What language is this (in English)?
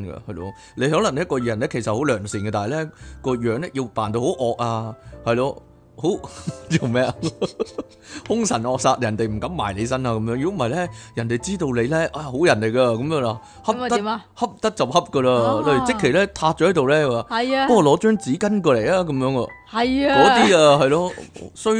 Chinese